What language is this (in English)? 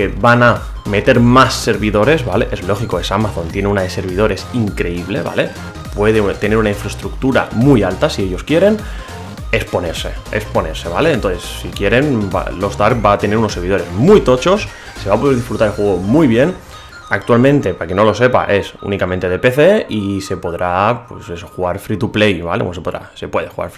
Spanish